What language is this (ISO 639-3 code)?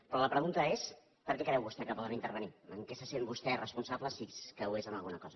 cat